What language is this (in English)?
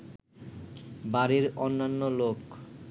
Bangla